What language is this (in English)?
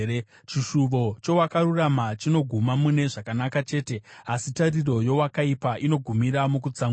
Shona